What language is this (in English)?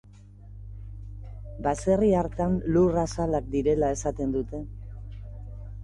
Basque